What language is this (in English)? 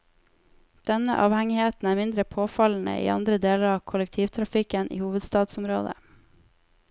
Norwegian